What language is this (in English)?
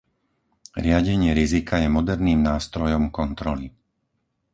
Slovak